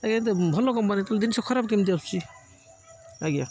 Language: Odia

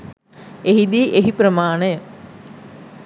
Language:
Sinhala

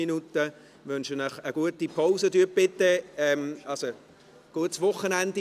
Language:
Swiss German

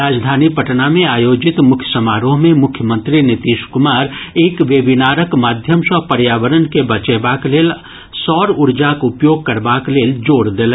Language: Maithili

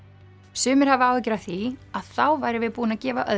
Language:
Icelandic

